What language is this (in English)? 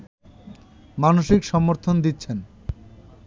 Bangla